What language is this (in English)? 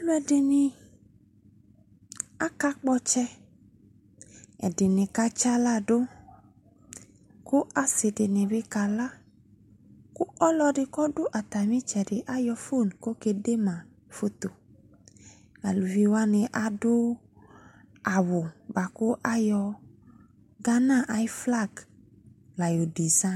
Ikposo